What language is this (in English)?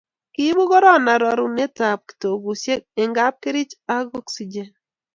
Kalenjin